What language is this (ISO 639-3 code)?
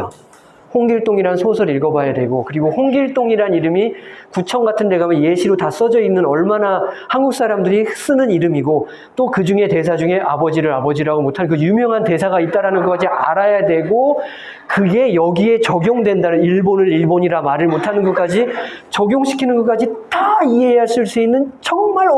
kor